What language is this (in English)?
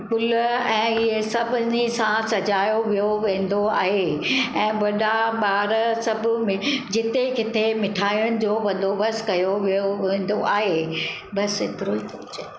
Sindhi